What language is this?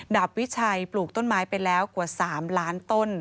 Thai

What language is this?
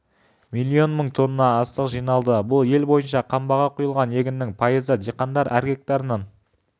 Kazakh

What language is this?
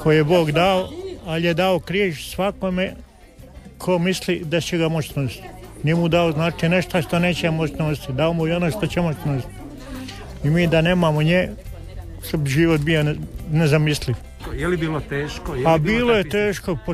Croatian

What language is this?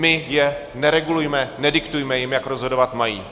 Czech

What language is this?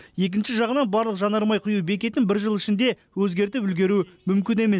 Kazakh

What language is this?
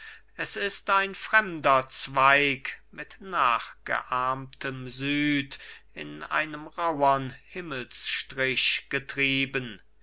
German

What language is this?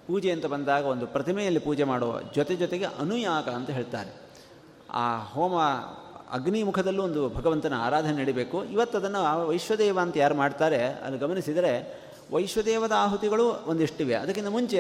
Kannada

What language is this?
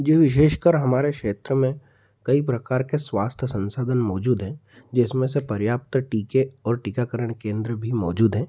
Hindi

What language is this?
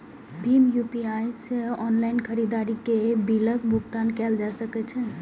Maithili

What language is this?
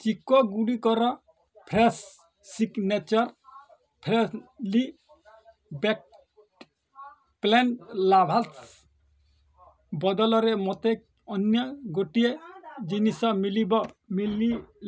Odia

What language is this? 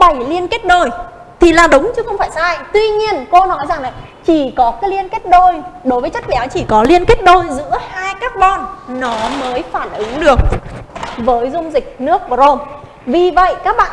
Vietnamese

